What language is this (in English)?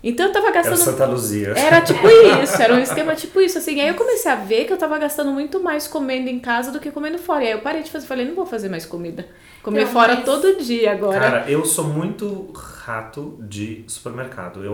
Portuguese